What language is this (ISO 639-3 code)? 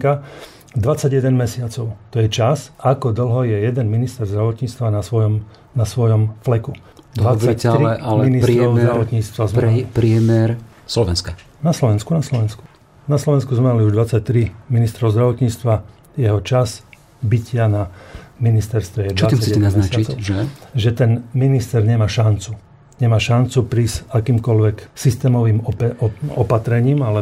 slk